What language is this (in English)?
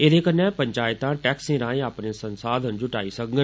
Dogri